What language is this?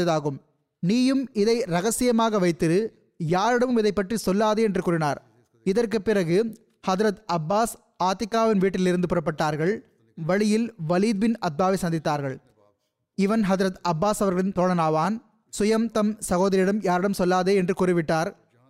Tamil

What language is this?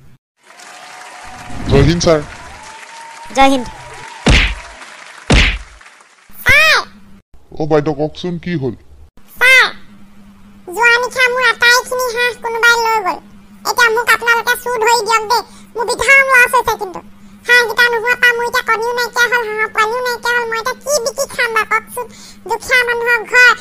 Indonesian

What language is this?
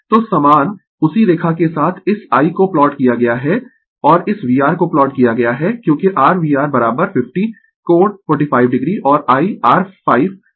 Hindi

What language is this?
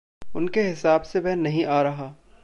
Hindi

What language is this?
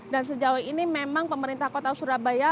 Indonesian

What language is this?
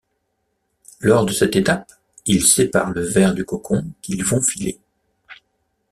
French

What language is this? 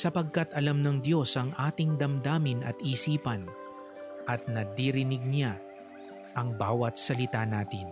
Filipino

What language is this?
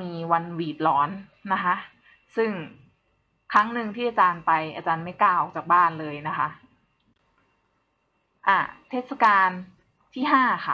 Thai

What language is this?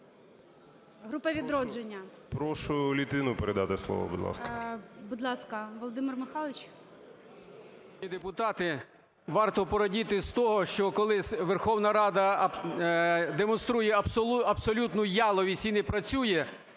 Ukrainian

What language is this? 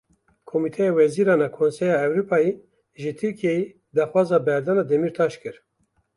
Kurdish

